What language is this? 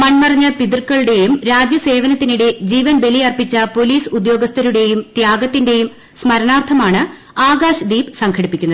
Malayalam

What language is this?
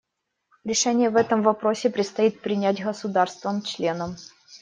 Russian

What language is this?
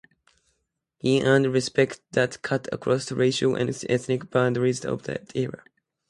English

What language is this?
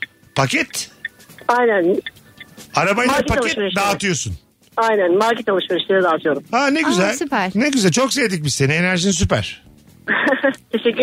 Turkish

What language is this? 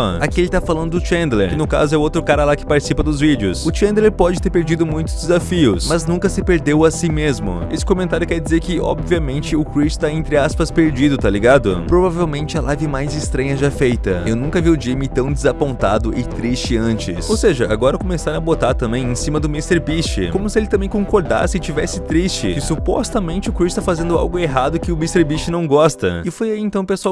Portuguese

